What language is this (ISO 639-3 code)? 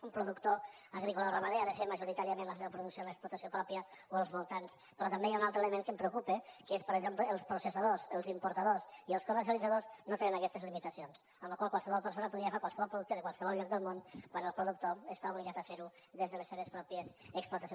cat